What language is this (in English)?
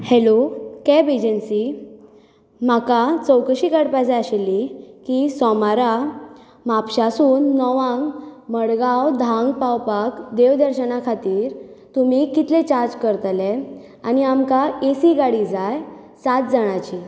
Konkani